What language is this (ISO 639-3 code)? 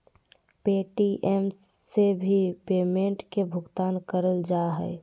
mag